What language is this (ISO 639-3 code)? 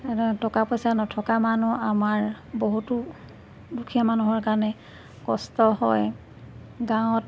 asm